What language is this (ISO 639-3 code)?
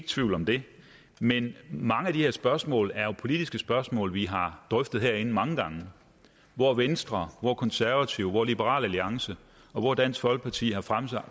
dan